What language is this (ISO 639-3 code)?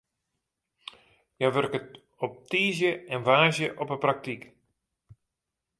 fry